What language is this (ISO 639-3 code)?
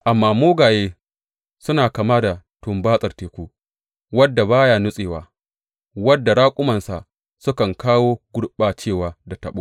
hau